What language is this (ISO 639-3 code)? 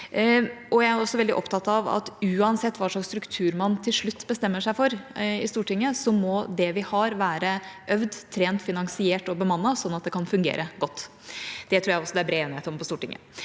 nor